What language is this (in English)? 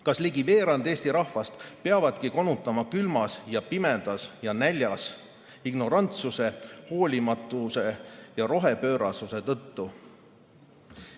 Estonian